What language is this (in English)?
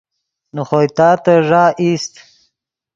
Yidgha